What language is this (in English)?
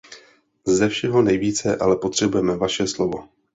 Czech